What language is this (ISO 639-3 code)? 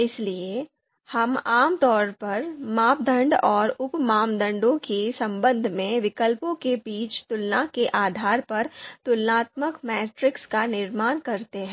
hin